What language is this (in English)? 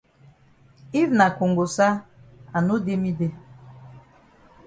Cameroon Pidgin